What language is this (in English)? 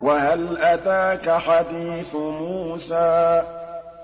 Arabic